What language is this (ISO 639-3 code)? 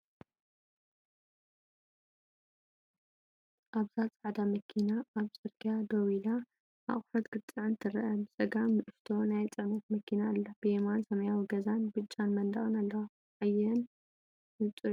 tir